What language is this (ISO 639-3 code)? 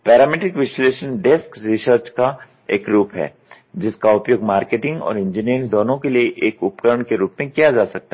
hin